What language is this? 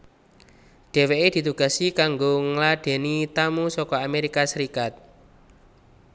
Javanese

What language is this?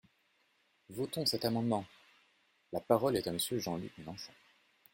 French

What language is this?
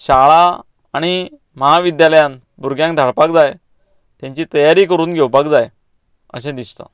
Konkani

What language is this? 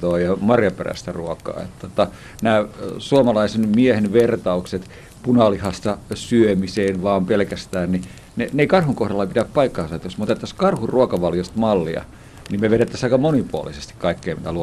Finnish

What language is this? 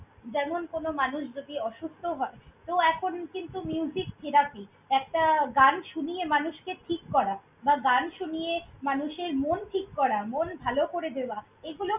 Bangla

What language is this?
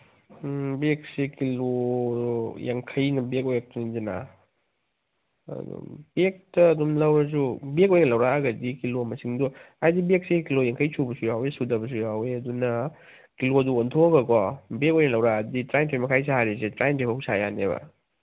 Manipuri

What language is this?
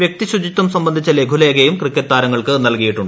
Malayalam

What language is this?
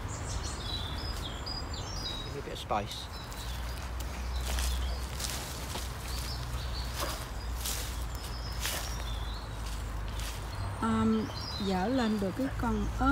Vietnamese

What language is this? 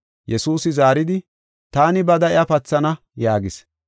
Gofa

